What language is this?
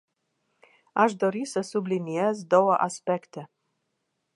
Romanian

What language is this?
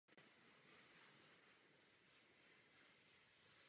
Czech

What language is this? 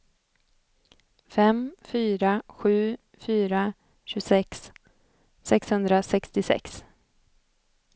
Swedish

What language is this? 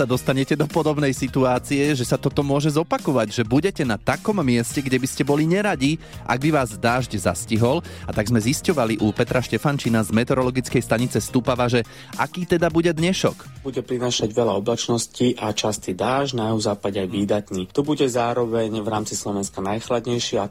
Slovak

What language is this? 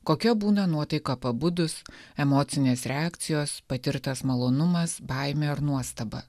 Lithuanian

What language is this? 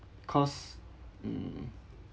English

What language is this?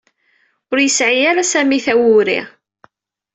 Kabyle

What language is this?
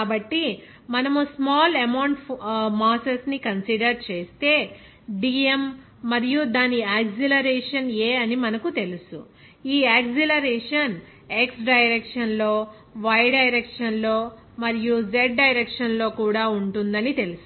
Telugu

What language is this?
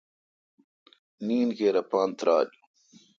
Kalkoti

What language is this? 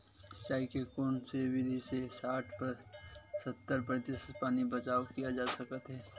Chhattisgarhi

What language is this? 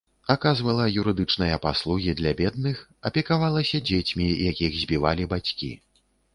Belarusian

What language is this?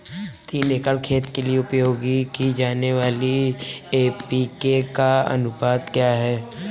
Hindi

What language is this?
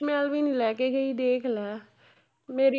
Punjabi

